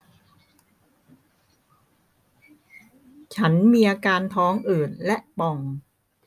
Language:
Thai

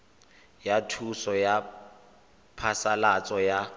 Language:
Tswana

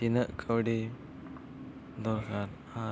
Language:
Santali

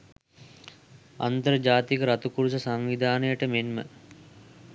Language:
Sinhala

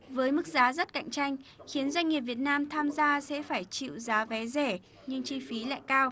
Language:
Vietnamese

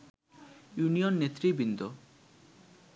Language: Bangla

